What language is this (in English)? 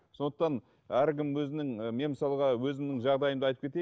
Kazakh